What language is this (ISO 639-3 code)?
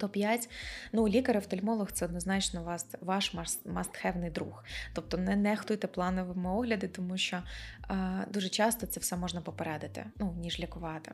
ukr